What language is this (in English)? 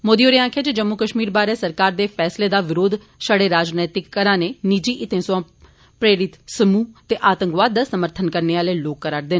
Dogri